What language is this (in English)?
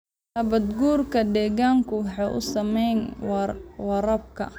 Somali